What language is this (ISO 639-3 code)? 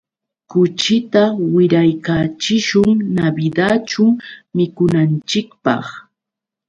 qux